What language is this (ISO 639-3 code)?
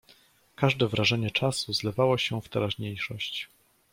pol